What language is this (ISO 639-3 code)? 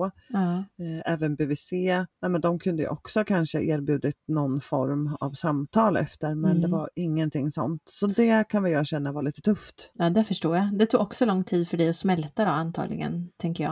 swe